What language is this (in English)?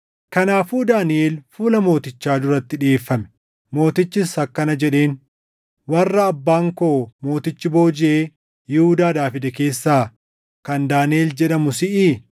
Oromo